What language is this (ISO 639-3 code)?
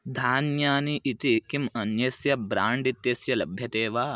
san